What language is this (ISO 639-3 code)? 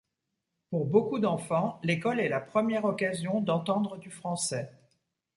fra